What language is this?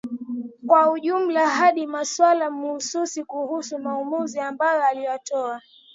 Swahili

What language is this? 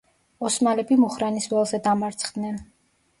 Georgian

